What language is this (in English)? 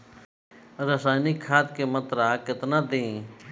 Bhojpuri